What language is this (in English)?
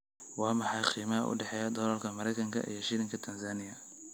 Somali